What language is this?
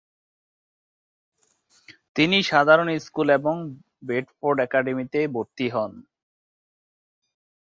Bangla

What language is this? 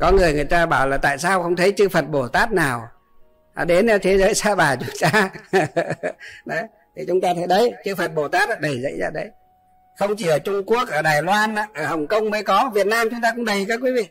Vietnamese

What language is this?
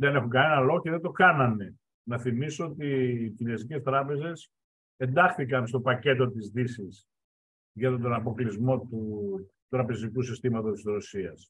Greek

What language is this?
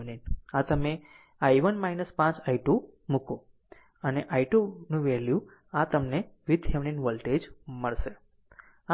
Gujarati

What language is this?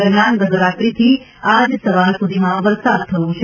Gujarati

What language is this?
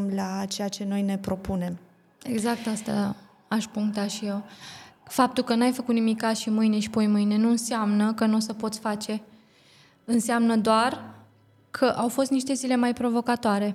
Romanian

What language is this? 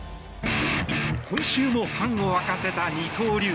Japanese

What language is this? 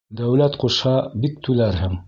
Bashkir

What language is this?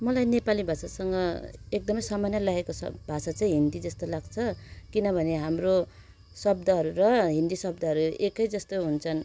Nepali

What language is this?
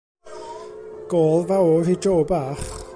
Welsh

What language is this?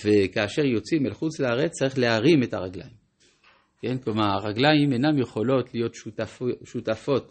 Hebrew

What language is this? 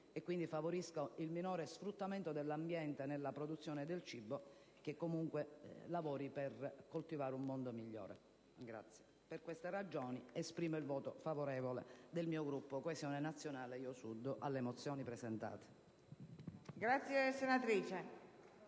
Italian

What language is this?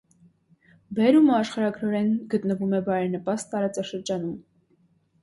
Armenian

